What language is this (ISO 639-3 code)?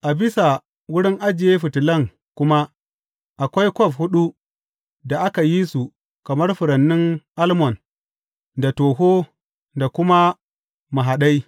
hau